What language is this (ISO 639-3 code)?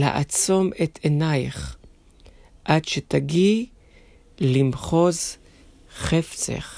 heb